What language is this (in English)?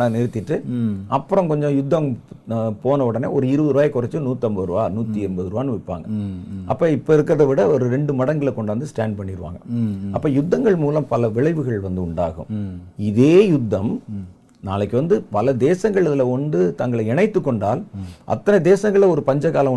Tamil